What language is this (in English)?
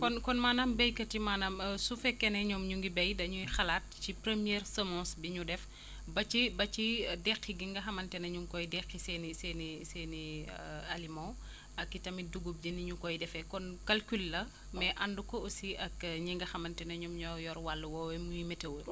Wolof